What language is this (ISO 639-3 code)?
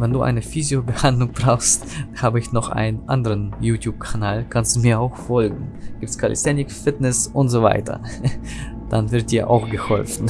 deu